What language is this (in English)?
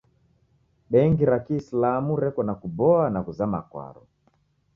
Taita